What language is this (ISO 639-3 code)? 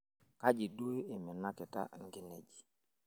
mas